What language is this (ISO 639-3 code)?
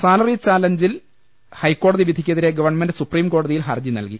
mal